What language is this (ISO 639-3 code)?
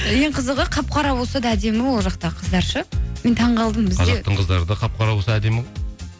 kaz